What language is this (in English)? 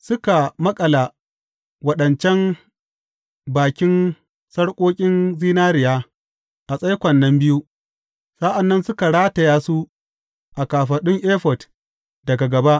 Hausa